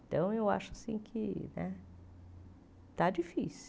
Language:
Portuguese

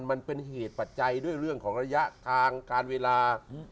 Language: Thai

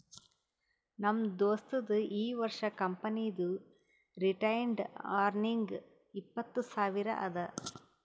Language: Kannada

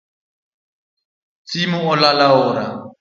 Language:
Luo (Kenya and Tanzania)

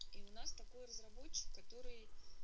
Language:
Russian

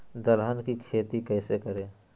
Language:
Magahi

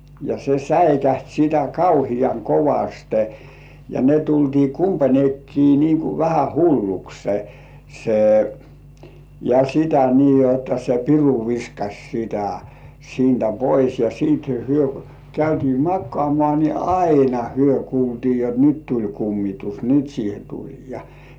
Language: Finnish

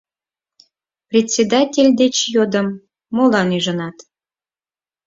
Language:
Mari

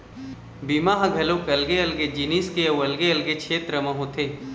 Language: Chhattisgarhi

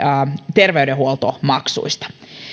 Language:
Finnish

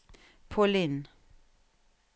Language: Norwegian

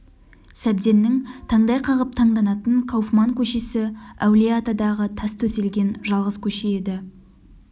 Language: Kazakh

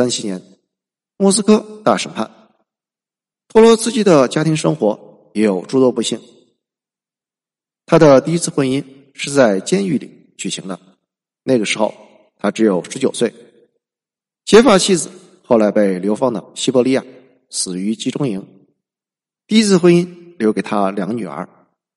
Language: Chinese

